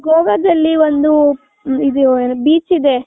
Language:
Kannada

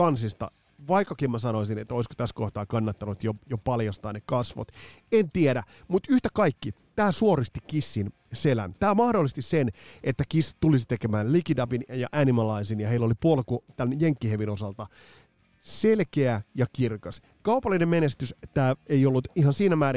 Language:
Finnish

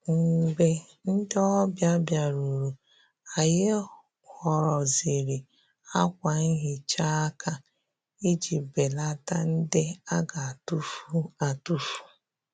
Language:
Igbo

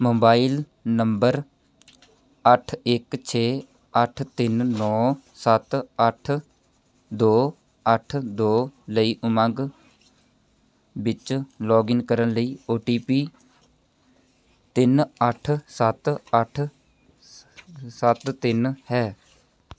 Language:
Punjabi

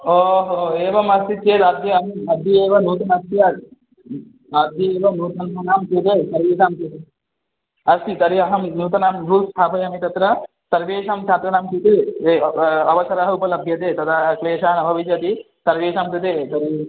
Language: Sanskrit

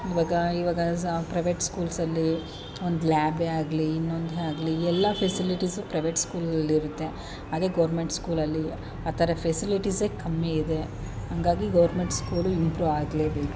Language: Kannada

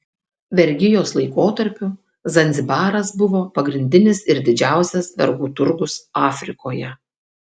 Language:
Lithuanian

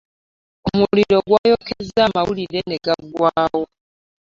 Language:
Ganda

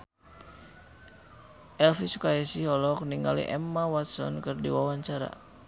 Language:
Sundanese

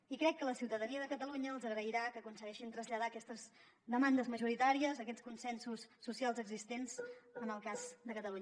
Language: Catalan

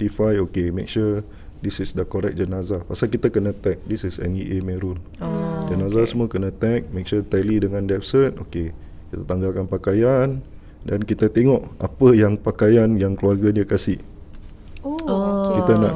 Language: Malay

